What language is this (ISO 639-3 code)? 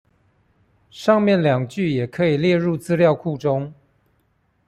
zho